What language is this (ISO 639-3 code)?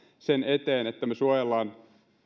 fin